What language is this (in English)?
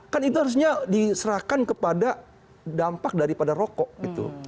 Indonesian